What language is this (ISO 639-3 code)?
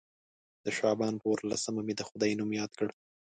pus